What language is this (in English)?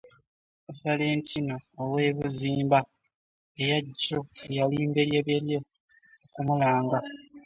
Ganda